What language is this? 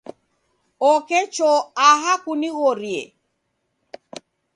Taita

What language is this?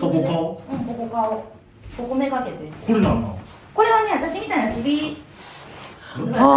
Japanese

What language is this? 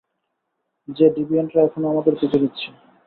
Bangla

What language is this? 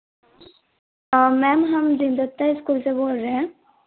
Hindi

